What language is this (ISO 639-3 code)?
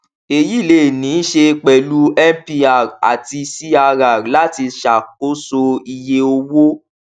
yor